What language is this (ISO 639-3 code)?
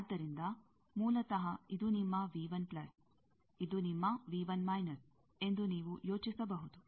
kan